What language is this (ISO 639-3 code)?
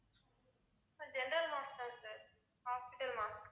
tam